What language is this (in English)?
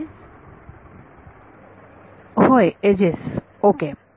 Marathi